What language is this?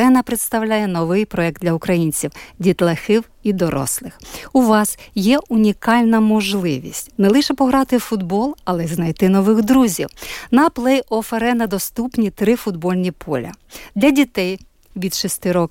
Ukrainian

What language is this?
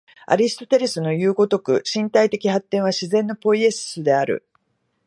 Japanese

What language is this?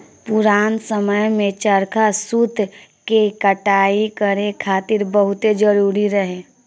Bhojpuri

